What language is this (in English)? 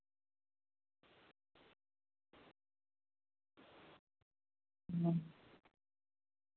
Santali